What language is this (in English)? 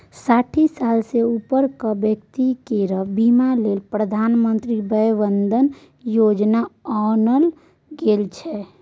Maithili